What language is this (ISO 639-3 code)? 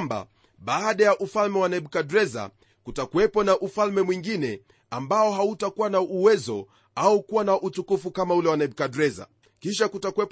swa